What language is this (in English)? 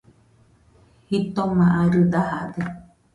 Nüpode Huitoto